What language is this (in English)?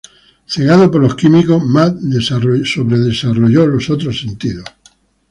Spanish